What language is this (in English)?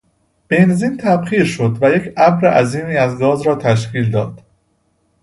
Persian